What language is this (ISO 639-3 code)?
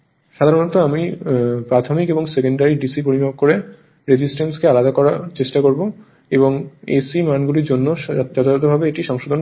ben